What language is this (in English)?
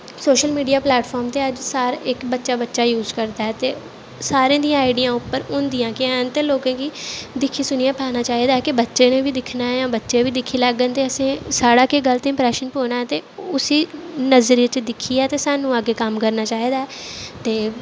Dogri